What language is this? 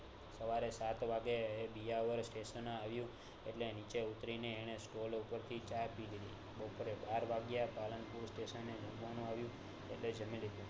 Gujarati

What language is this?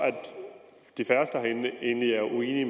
Danish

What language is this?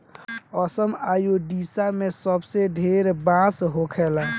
Bhojpuri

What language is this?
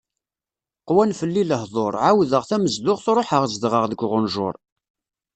Kabyle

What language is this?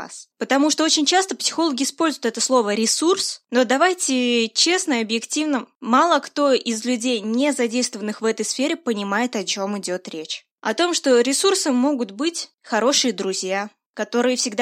Russian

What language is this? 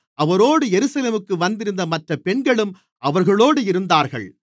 Tamil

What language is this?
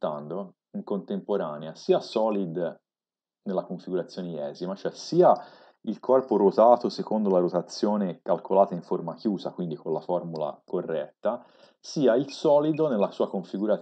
Italian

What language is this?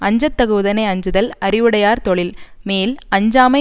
Tamil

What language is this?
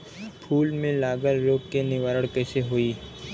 Bhojpuri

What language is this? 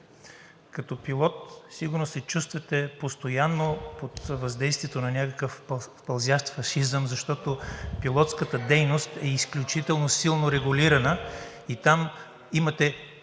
Bulgarian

